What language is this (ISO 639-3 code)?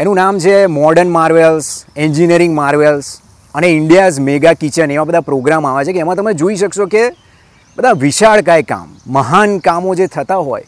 guj